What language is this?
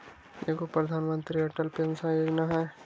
Magahi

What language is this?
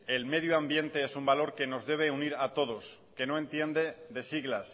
Spanish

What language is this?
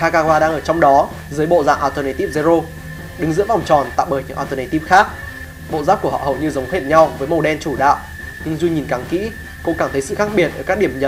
Vietnamese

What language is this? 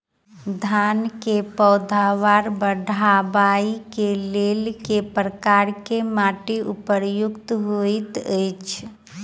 Maithili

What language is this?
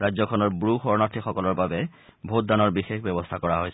Assamese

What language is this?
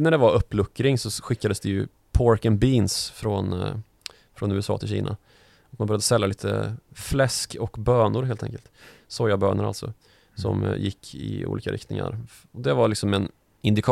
Swedish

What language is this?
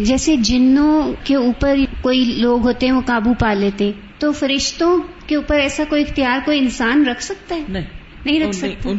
Urdu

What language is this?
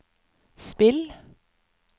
Norwegian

